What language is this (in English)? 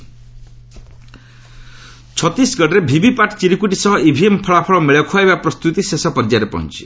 Odia